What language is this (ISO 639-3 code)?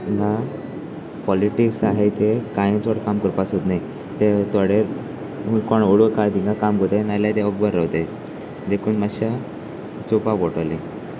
kok